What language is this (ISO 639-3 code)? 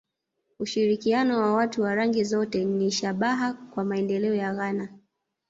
swa